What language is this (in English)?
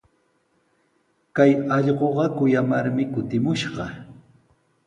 Sihuas Ancash Quechua